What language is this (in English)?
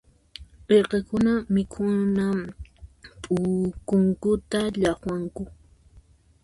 Puno Quechua